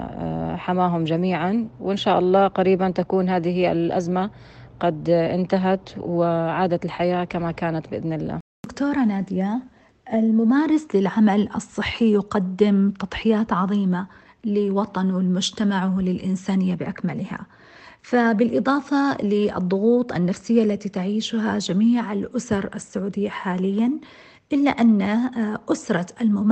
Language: Arabic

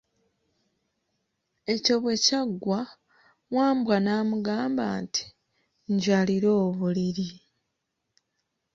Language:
Ganda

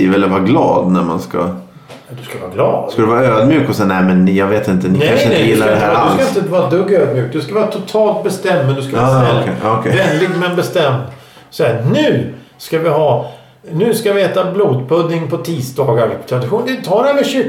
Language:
Swedish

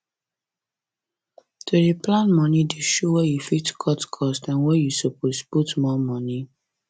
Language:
Nigerian Pidgin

